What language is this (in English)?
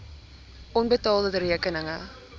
Afrikaans